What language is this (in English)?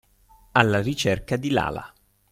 Italian